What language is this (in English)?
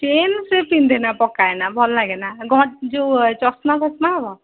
Odia